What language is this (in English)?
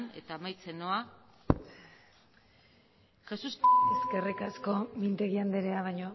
Basque